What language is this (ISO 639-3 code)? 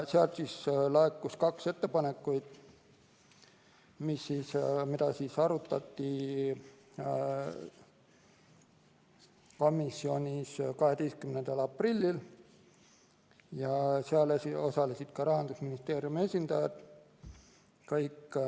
est